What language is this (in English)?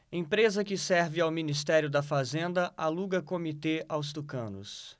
Portuguese